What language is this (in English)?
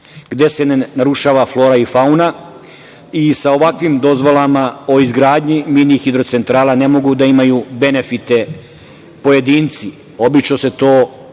Serbian